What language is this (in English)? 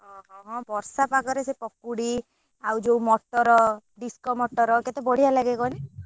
Odia